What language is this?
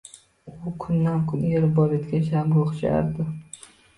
Uzbek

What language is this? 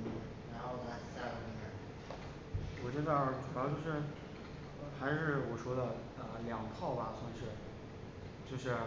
Chinese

